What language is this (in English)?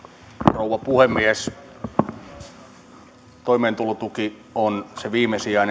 Finnish